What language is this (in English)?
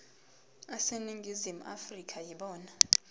Zulu